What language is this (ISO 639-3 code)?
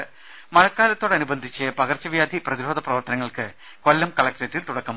mal